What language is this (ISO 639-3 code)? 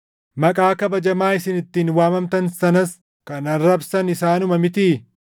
orm